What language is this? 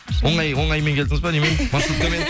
Kazakh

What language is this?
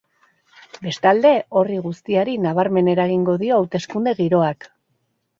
Basque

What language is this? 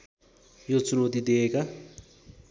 Nepali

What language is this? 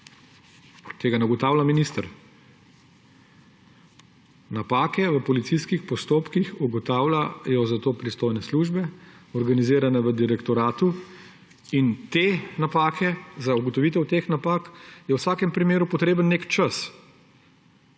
Slovenian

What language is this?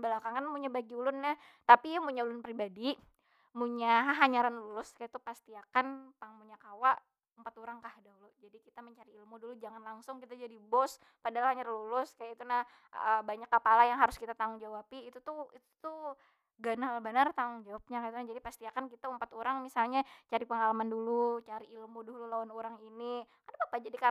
Banjar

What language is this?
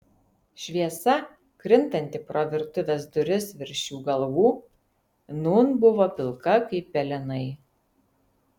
Lithuanian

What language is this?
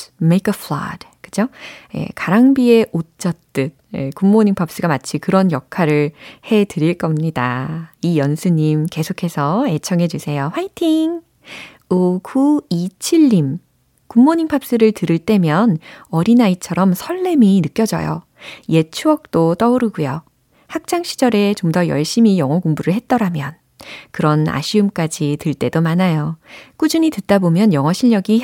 Korean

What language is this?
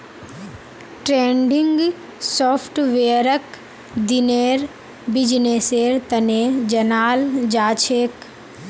Magahi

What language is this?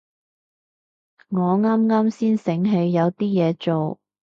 Cantonese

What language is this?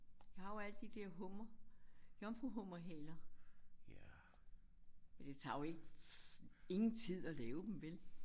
Danish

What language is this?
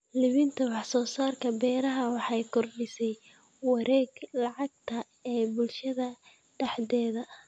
Somali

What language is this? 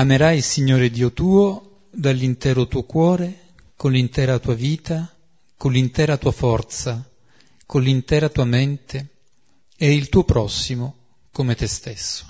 Italian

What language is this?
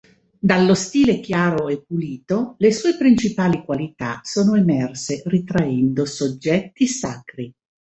Italian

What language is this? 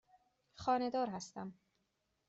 Persian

